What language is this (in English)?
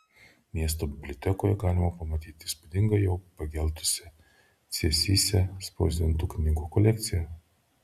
Lithuanian